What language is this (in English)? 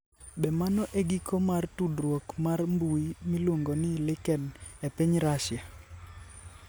Luo (Kenya and Tanzania)